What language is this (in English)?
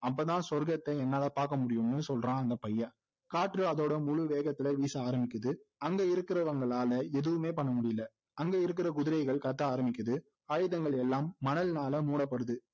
Tamil